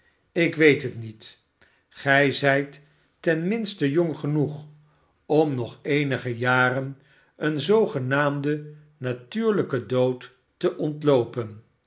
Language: Dutch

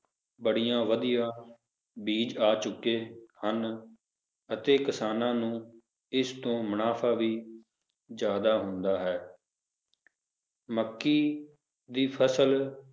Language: Punjabi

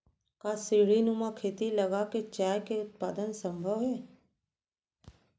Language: Chhattisgarhi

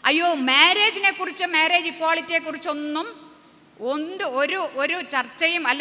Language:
Malayalam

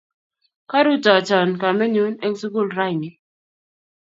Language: Kalenjin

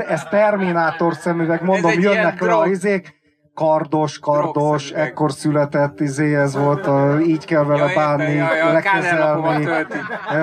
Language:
Hungarian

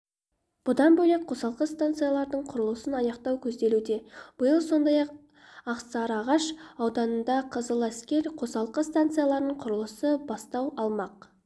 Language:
Kazakh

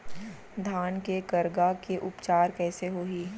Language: Chhattisgarhi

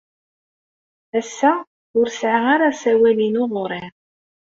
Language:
Kabyle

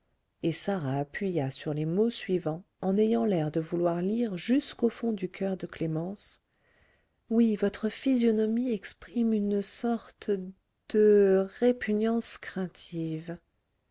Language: French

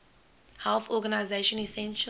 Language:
English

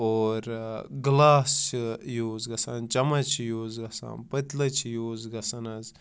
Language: Kashmiri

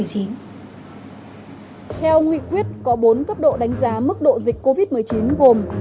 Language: Vietnamese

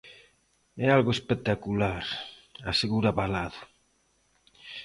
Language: Galician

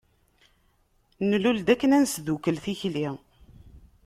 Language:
Kabyle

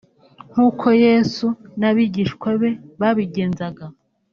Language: Kinyarwanda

